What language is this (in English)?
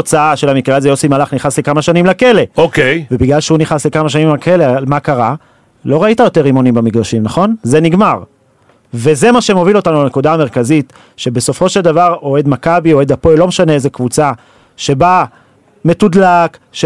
Hebrew